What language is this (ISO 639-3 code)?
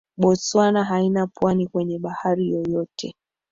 swa